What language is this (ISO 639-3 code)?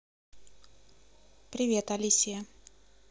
rus